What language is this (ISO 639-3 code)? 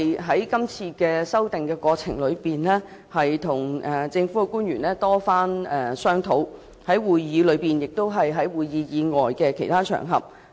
yue